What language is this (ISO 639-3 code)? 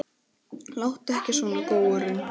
isl